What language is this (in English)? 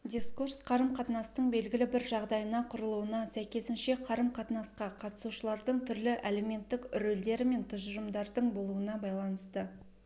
Kazakh